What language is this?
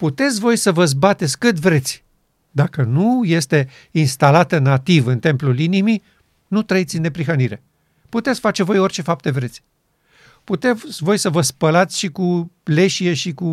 Romanian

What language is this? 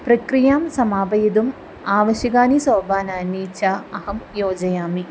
Sanskrit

